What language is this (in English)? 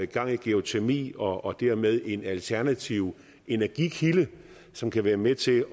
Danish